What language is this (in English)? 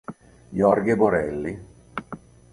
Italian